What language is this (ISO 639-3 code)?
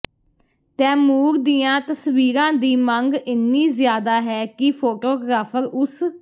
pan